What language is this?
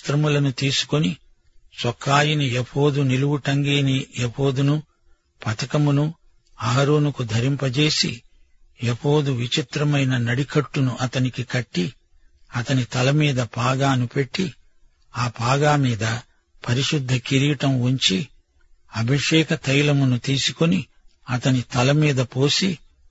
Telugu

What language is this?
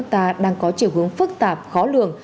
Vietnamese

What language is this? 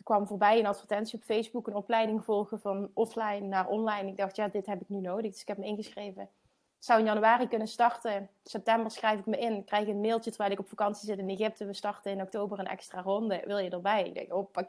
Dutch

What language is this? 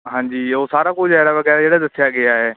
Punjabi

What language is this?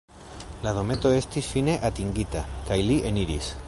Esperanto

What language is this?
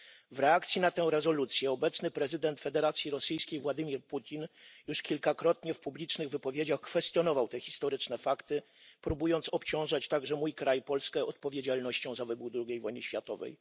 Polish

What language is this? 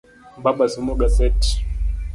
Luo (Kenya and Tanzania)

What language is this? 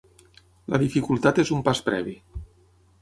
Catalan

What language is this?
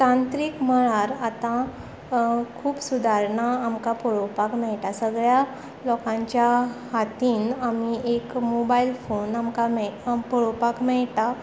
Konkani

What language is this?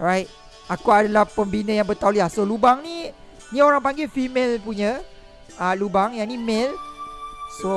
Malay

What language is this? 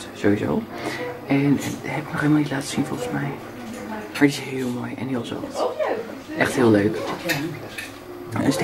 Dutch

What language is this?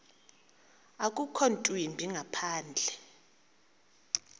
Xhosa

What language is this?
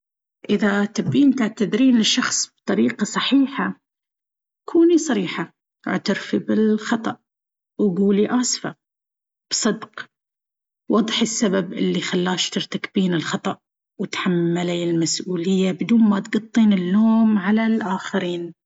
Baharna Arabic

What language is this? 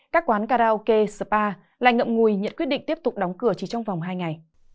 Vietnamese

